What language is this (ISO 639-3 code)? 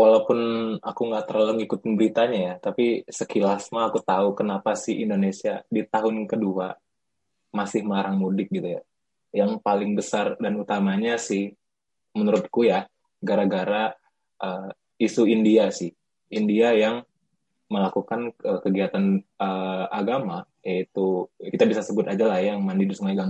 ind